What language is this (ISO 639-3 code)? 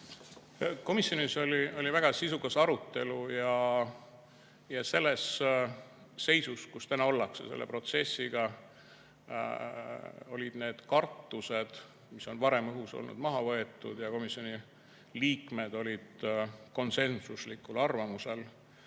est